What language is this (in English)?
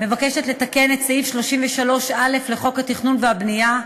Hebrew